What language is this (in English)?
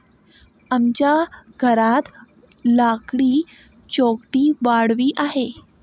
Marathi